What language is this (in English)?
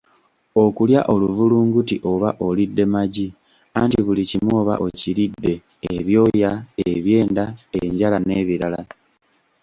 Ganda